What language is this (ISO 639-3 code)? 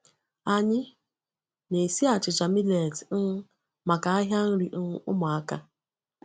ibo